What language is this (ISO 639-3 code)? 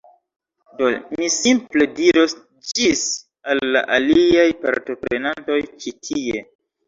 epo